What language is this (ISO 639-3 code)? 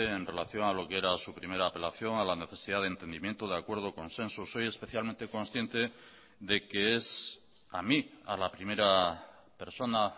spa